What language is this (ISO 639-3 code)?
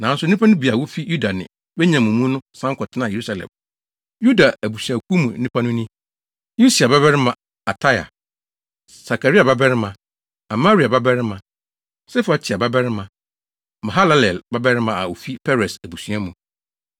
aka